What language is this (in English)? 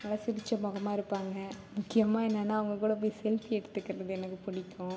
Tamil